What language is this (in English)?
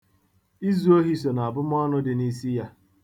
Igbo